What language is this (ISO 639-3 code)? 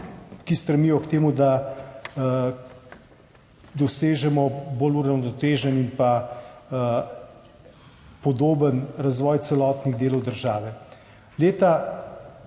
slv